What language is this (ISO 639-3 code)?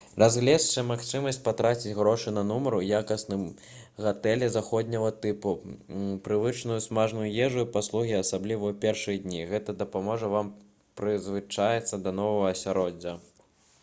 bel